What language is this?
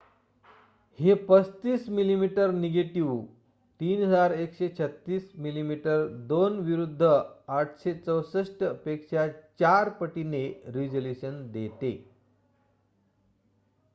Marathi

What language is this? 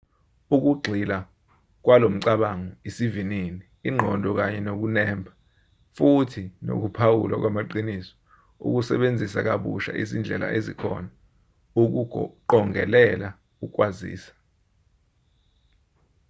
Zulu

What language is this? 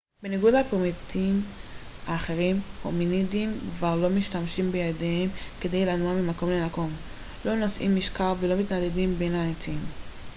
Hebrew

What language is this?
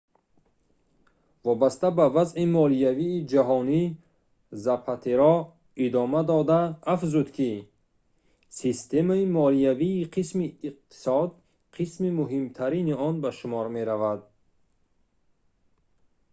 Tajik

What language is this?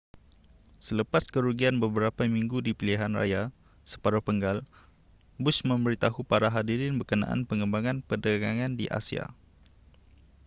Malay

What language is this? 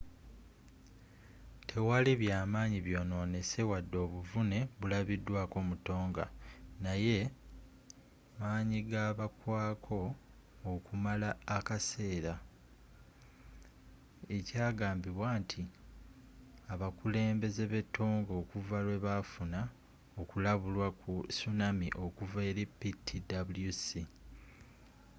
Ganda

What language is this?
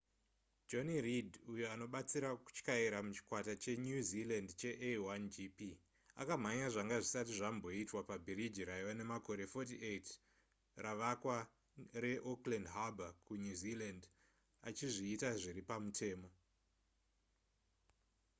Shona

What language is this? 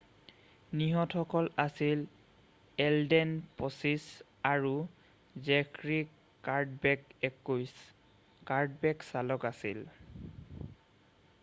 Assamese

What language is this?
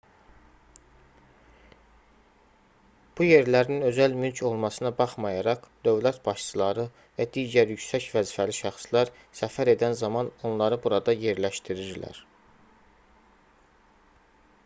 Azerbaijani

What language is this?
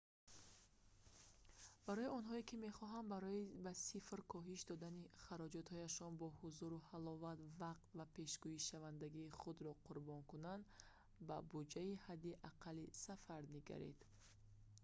Tajik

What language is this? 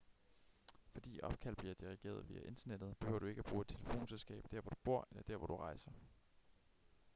Danish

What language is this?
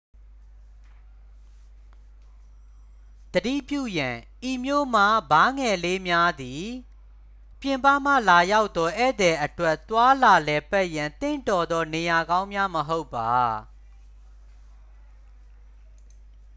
Burmese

